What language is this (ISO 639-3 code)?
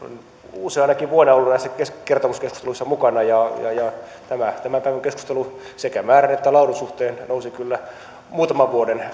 fin